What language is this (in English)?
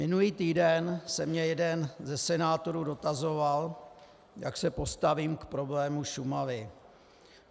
Czech